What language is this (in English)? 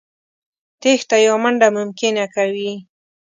Pashto